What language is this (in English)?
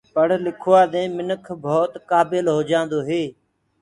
Gurgula